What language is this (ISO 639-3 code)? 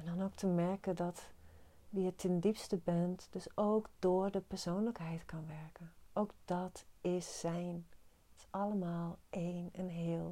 nld